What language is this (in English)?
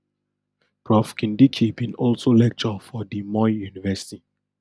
Nigerian Pidgin